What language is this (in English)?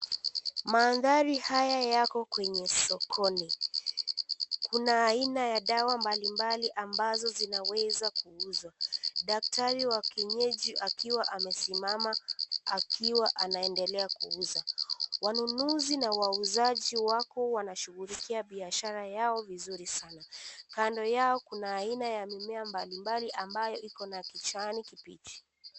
Swahili